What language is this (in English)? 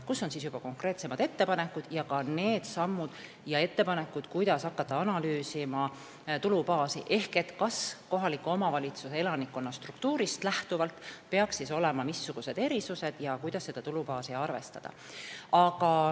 Estonian